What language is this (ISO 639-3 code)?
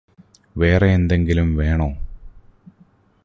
mal